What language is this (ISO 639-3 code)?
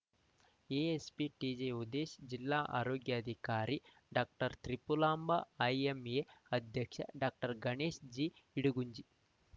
kan